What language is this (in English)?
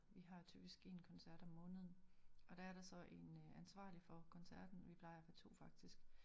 Danish